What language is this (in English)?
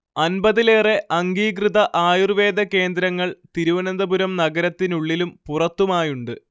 Malayalam